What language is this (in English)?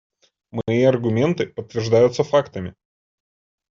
Russian